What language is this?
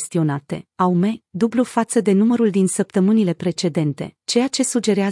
Romanian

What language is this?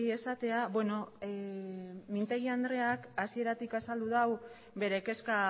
Basque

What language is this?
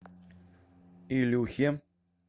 Russian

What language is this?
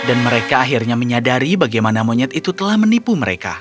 Indonesian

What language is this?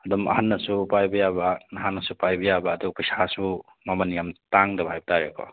Manipuri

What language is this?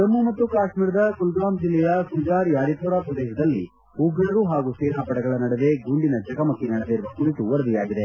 Kannada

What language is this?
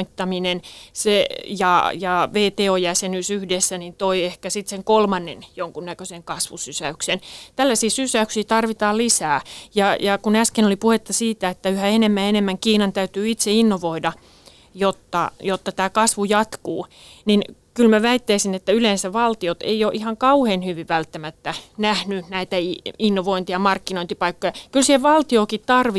Finnish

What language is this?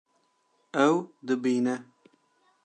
Kurdish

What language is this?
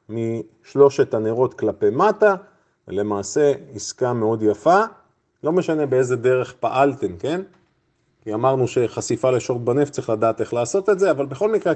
Hebrew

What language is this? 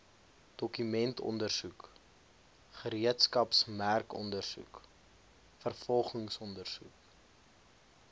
Afrikaans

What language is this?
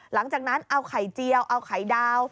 Thai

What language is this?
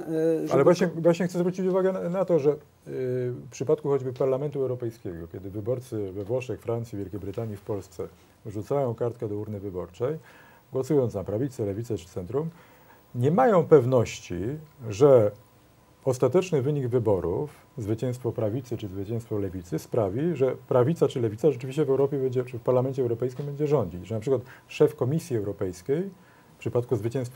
Polish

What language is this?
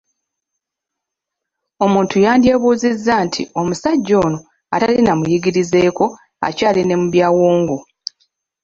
Ganda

